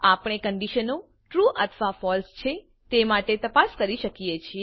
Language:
Gujarati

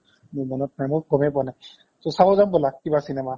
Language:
Assamese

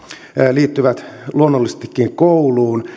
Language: Finnish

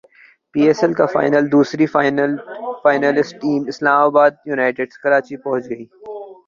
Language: Urdu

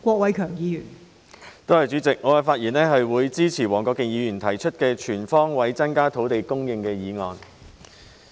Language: Cantonese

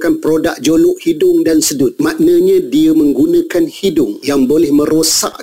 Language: Malay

